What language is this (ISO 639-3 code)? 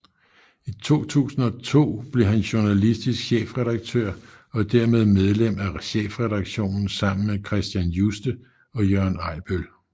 dan